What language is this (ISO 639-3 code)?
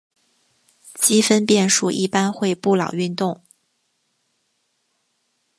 zho